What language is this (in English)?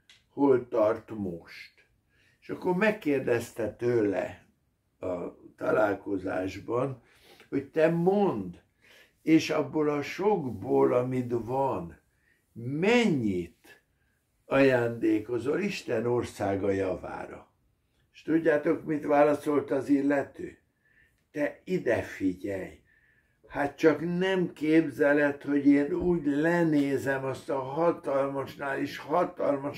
Hungarian